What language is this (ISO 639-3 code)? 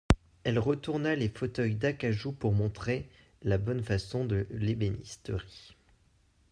fra